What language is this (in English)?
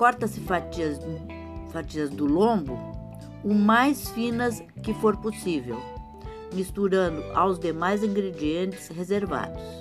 Portuguese